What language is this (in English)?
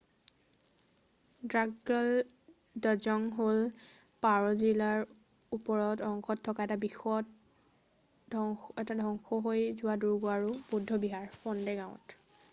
Assamese